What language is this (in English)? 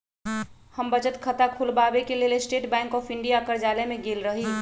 Magahi